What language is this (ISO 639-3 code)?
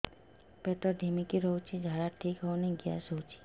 ori